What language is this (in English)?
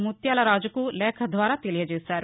Telugu